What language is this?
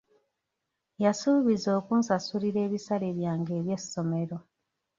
Ganda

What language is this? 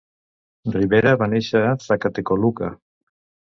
Catalan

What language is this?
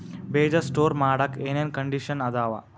Kannada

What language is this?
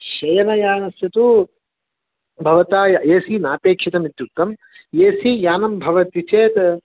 Sanskrit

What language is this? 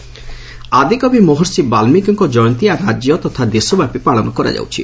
Odia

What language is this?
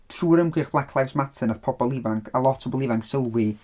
Welsh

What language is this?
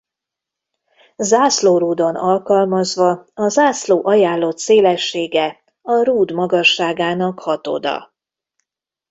Hungarian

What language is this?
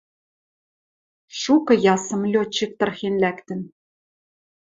Western Mari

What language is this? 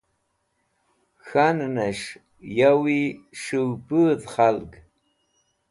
Wakhi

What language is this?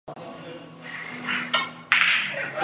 Chinese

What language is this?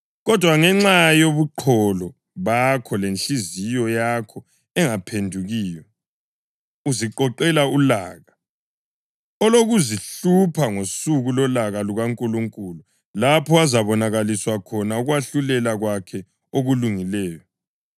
North Ndebele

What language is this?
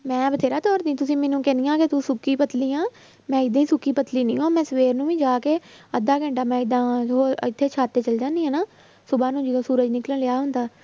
Punjabi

